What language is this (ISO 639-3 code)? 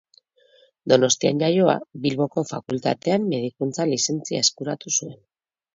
eus